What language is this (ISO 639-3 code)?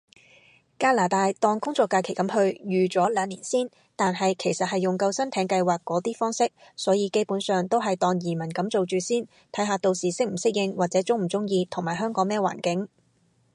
yue